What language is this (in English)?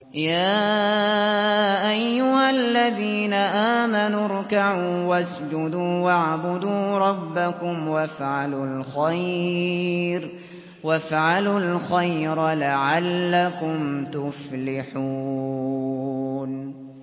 Arabic